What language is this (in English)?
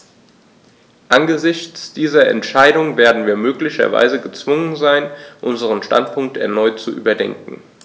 German